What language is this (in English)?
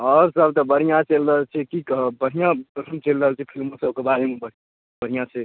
Maithili